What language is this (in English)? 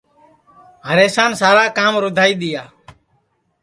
Sansi